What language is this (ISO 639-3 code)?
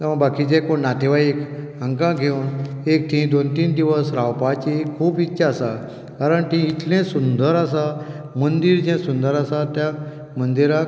kok